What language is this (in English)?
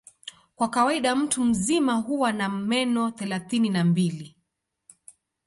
Swahili